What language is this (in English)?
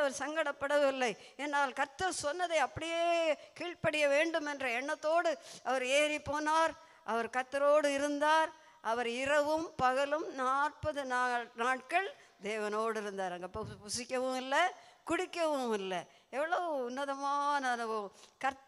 Tamil